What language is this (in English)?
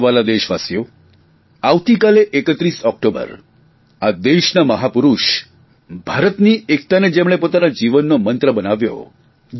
Gujarati